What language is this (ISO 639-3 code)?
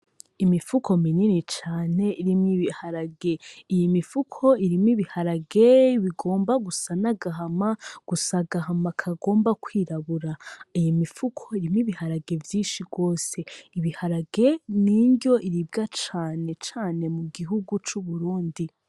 run